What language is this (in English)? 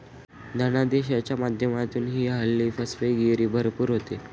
Marathi